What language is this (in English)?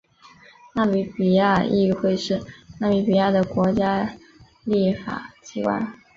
Chinese